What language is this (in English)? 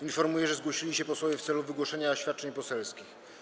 Polish